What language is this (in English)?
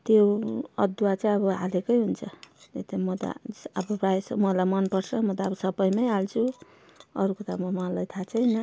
Nepali